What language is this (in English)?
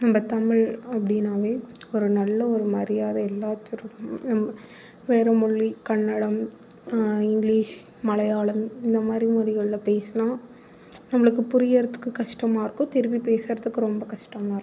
Tamil